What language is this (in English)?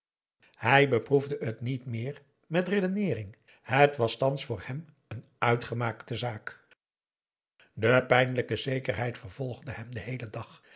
Dutch